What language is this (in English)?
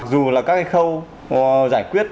Vietnamese